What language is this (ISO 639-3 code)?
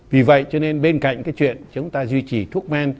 vie